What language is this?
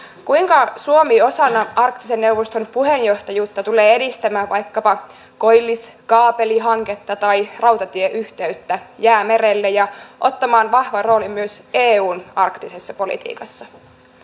Finnish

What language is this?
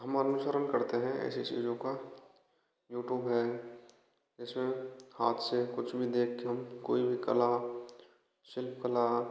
Hindi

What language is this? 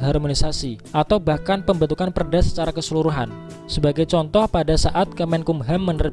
Indonesian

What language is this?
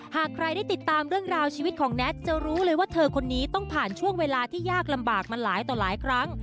Thai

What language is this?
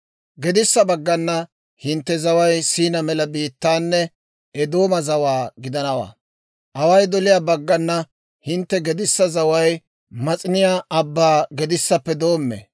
Dawro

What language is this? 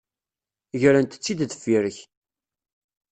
Kabyle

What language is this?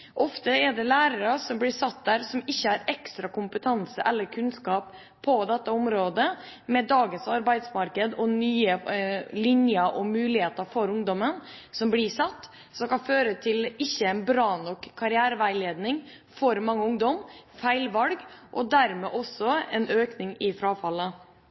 Norwegian Bokmål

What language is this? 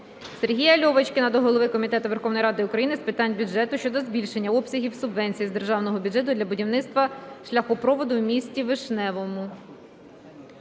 Ukrainian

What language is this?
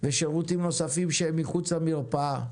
Hebrew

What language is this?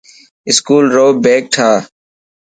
Dhatki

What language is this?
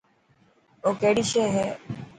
Dhatki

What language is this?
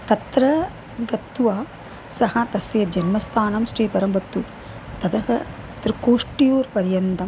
Sanskrit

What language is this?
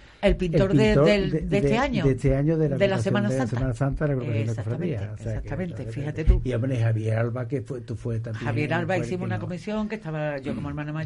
Spanish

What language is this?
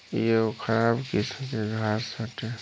Bhojpuri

